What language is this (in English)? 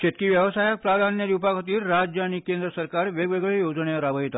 Konkani